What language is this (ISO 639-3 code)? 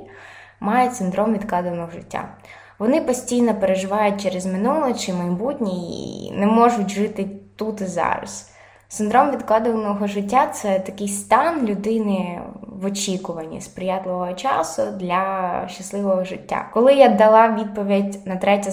ukr